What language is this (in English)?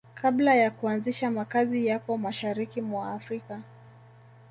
Swahili